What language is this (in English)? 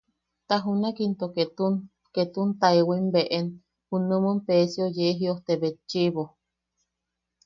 Yaqui